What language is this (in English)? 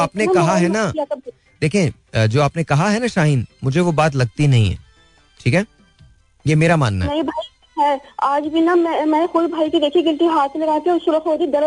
Hindi